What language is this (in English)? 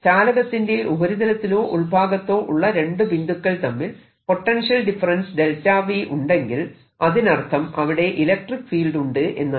Malayalam